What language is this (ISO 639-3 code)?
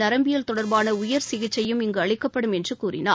tam